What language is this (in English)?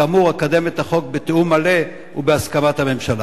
Hebrew